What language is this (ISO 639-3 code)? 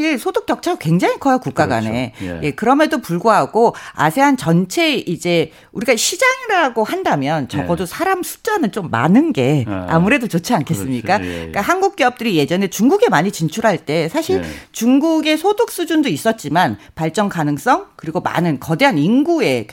kor